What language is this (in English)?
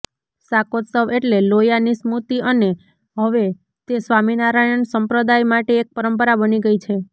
Gujarati